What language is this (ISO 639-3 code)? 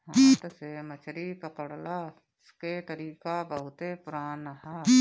bho